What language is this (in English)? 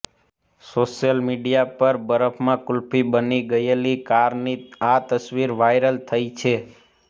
Gujarati